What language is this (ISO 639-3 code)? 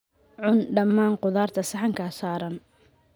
som